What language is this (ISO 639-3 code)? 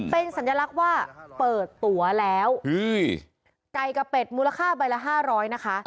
tha